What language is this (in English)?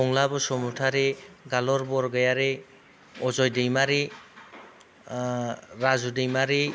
Bodo